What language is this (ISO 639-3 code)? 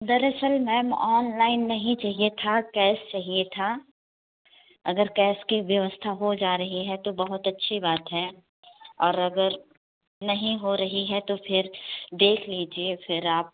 hin